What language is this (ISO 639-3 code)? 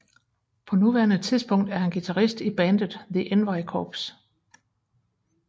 dan